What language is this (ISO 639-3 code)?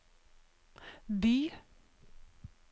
nor